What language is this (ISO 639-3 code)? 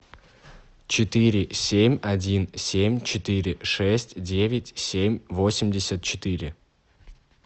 rus